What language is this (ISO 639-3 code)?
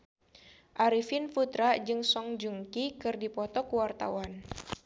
sun